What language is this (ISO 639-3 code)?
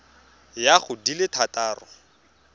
tsn